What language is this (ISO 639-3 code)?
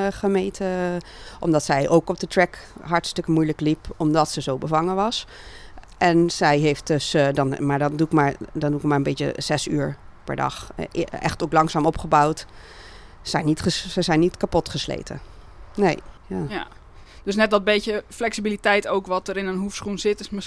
nld